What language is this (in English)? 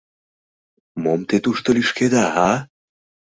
Mari